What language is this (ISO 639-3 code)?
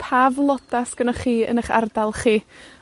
cym